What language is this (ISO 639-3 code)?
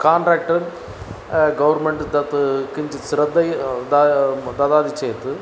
san